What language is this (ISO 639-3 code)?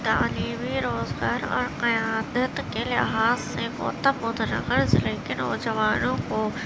urd